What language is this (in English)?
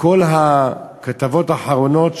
Hebrew